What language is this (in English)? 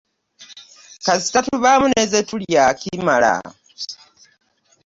Ganda